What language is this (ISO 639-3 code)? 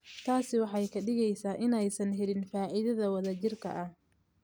som